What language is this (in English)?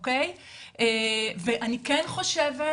Hebrew